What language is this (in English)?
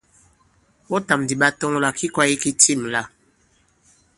Bankon